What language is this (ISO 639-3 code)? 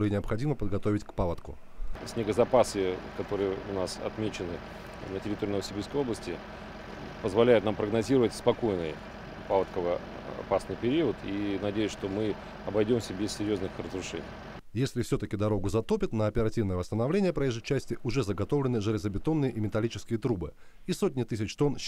rus